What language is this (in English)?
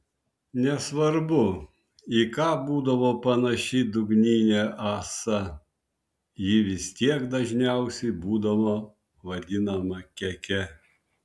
Lithuanian